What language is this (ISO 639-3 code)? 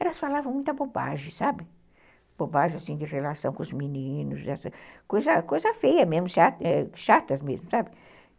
por